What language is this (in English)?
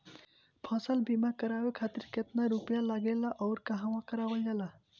Bhojpuri